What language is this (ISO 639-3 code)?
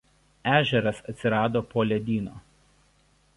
lit